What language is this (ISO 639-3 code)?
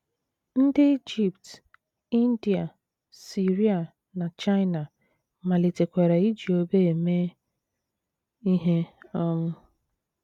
ibo